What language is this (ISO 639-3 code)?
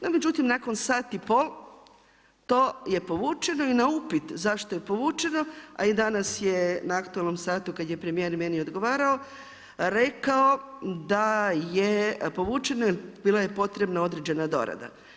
hrv